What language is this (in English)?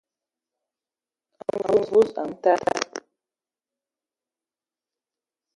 Ewondo